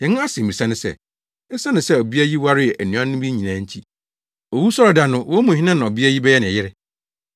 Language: Akan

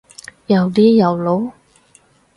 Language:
Cantonese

